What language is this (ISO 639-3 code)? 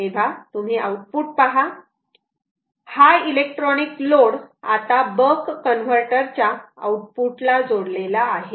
mar